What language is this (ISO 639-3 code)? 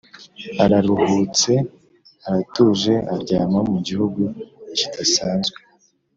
kin